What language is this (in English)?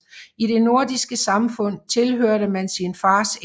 Danish